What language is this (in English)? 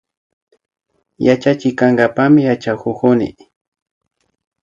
Imbabura Highland Quichua